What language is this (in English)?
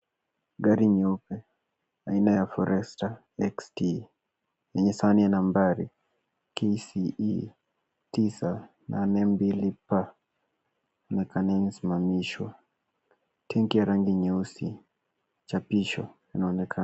Swahili